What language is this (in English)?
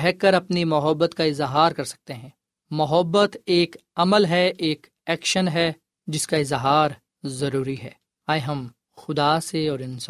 Urdu